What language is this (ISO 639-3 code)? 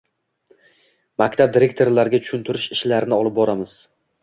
uzb